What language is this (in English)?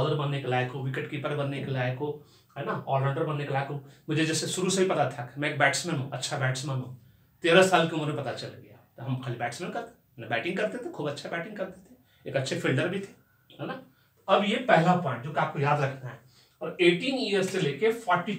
Hindi